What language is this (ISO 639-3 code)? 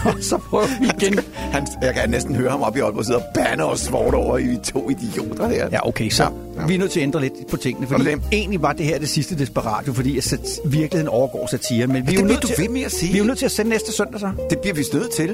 dan